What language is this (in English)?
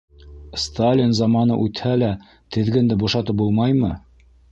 Bashkir